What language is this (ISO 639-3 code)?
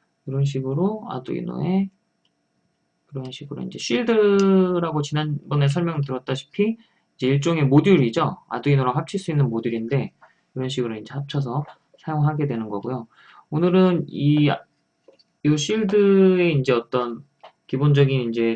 kor